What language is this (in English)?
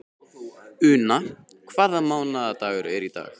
Icelandic